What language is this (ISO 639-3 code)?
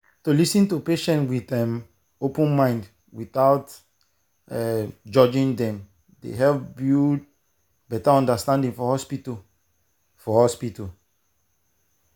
pcm